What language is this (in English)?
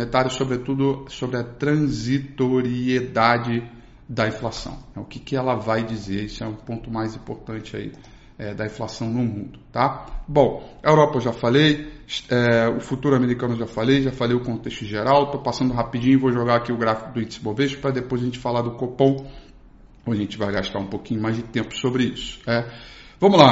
Portuguese